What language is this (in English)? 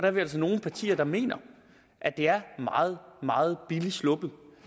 Danish